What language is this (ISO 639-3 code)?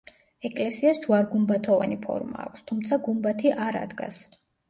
kat